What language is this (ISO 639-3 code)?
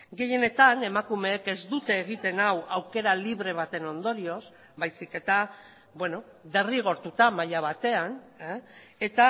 eus